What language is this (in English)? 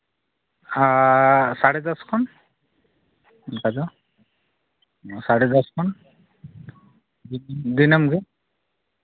Santali